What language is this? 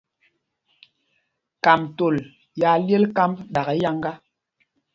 Mpumpong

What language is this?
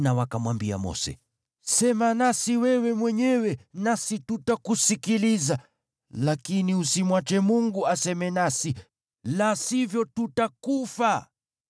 Swahili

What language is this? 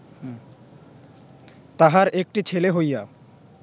Bangla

